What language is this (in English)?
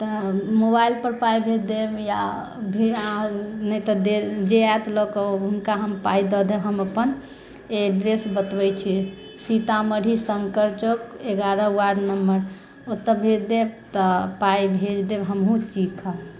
Maithili